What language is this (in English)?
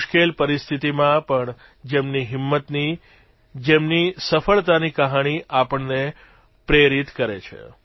Gujarati